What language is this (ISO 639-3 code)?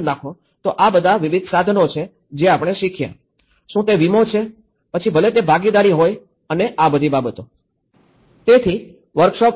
guj